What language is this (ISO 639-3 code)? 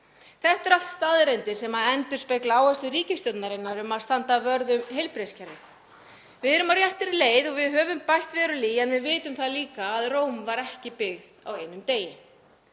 isl